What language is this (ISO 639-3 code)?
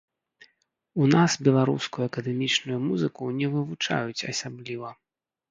bel